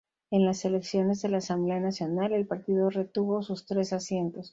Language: Spanish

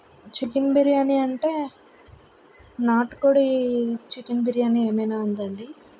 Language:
Telugu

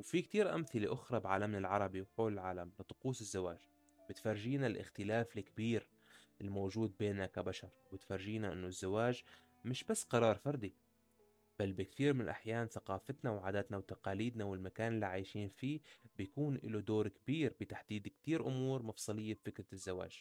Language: Arabic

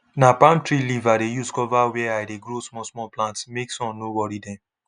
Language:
Nigerian Pidgin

